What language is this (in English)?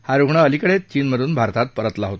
Marathi